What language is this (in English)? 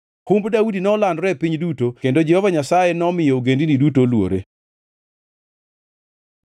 Luo (Kenya and Tanzania)